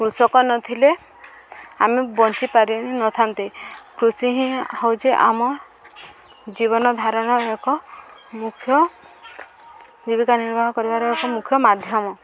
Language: Odia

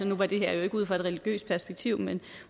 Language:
Danish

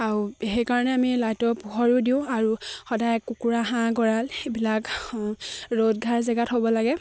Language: Assamese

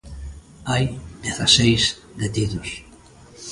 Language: Galician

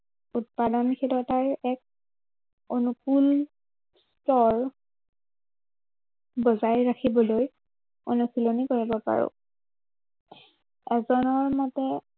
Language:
Assamese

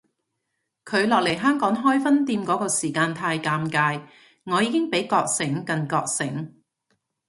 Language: Cantonese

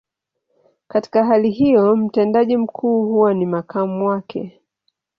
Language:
Swahili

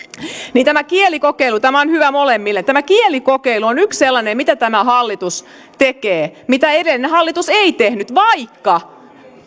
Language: Finnish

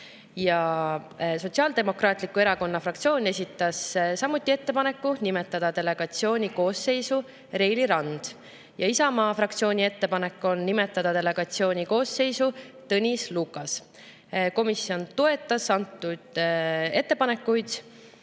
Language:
Estonian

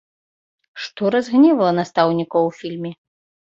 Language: Belarusian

